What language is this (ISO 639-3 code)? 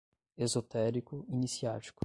por